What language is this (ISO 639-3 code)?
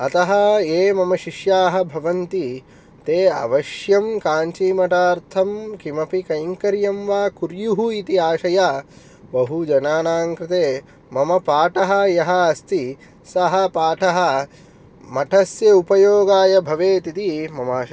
san